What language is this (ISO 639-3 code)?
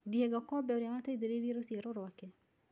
kik